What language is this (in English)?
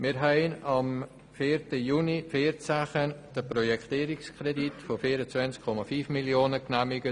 Swiss German